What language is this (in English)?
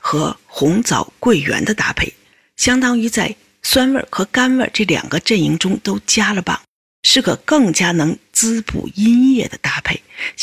Chinese